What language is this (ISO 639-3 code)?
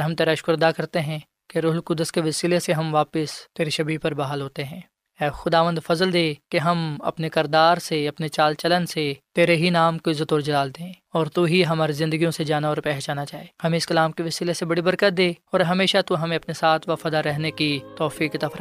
urd